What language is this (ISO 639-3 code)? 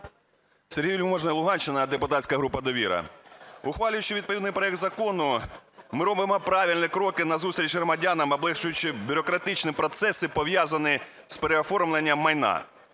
ukr